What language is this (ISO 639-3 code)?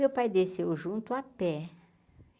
por